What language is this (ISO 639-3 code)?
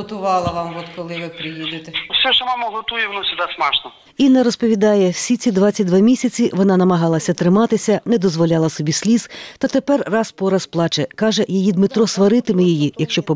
ukr